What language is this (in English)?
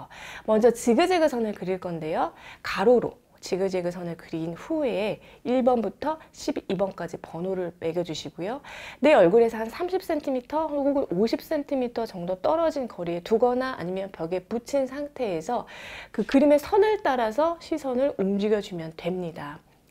Korean